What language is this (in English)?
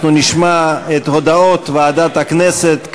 Hebrew